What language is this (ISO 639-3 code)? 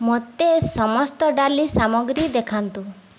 ori